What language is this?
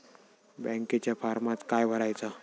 Marathi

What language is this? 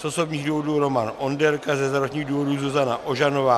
Czech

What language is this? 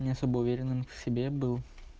Russian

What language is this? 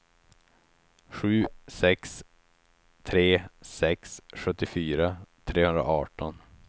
Swedish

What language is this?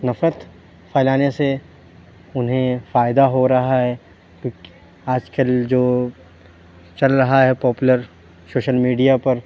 Urdu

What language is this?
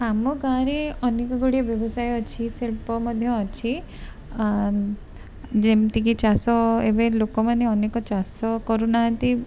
Odia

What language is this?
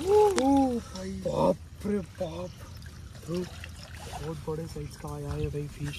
Hindi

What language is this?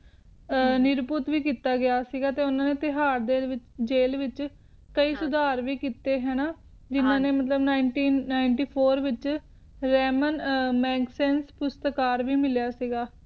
Punjabi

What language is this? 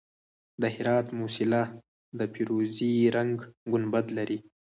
Pashto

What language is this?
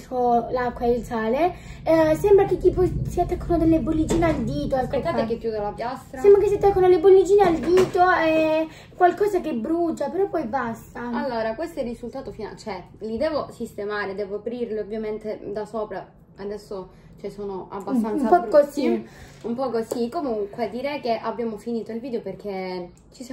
Italian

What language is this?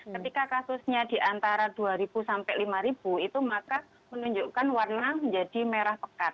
Indonesian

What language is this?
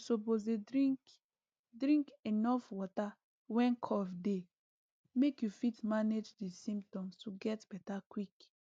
Nigerian Pidgin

